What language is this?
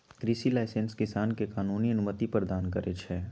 Magahi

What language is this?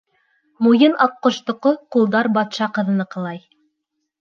Bashkir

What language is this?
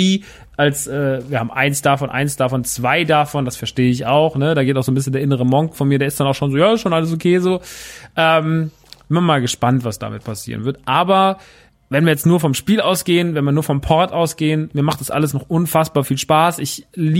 German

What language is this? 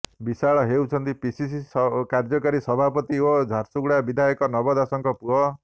Odia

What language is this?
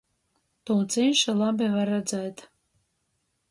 Latgalian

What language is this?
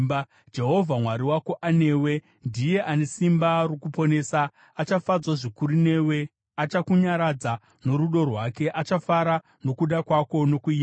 Shona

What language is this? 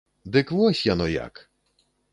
Belarusian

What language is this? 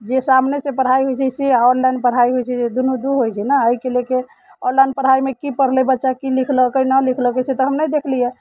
Maithili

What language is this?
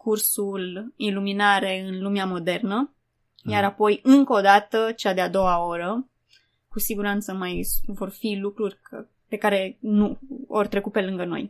Romanian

